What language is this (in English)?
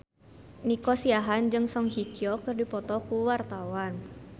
Sundanese